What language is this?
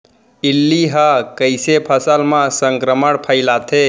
Chhattisgarhi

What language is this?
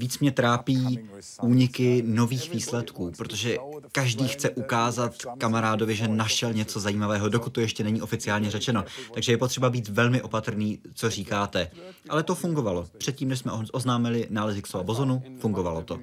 Czech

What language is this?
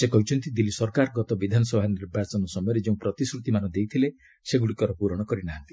Odia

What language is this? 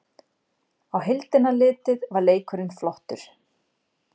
Icelandic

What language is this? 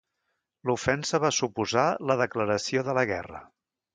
Catalan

